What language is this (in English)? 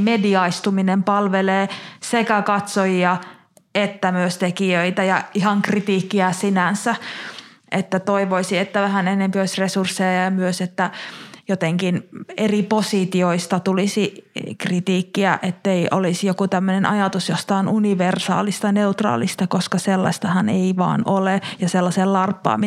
Finnish